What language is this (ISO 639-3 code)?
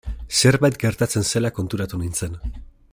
eus